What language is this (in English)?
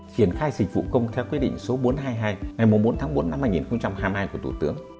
Vietnamese